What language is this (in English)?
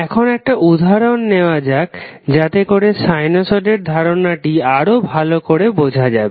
Bangla